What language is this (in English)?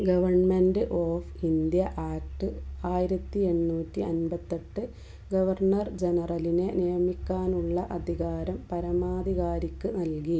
Malayalam